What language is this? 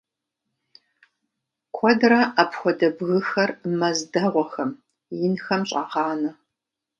Kabardian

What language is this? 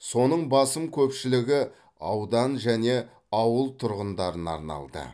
Kazakh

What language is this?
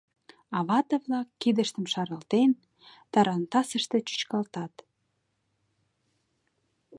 Mari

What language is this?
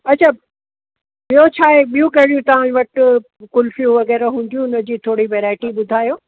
Sindhi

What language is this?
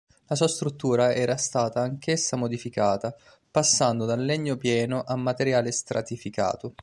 Italian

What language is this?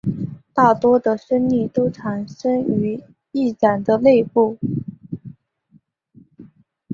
Chinese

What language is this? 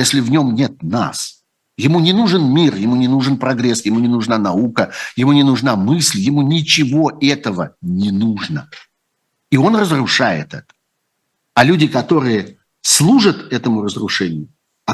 Russian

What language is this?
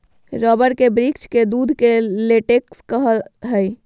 Magahi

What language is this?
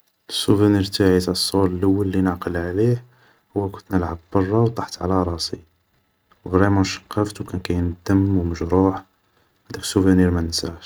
Algerian Arabic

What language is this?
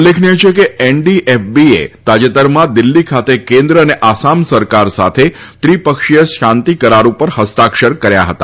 Gujarati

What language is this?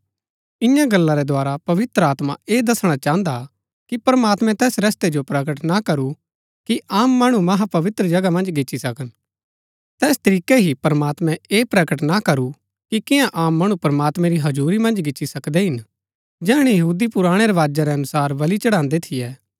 Gaddi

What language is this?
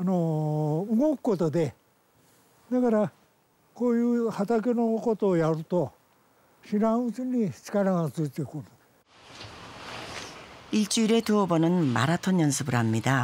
Korean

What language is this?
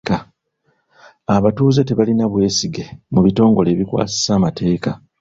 Ganda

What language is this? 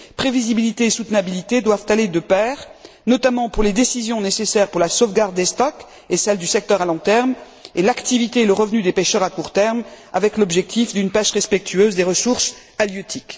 French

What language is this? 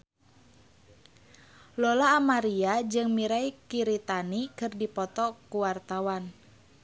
Sundanese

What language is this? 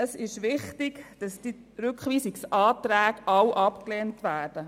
Swiss German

